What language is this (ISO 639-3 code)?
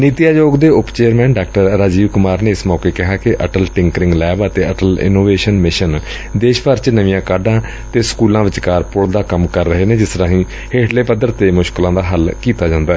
pan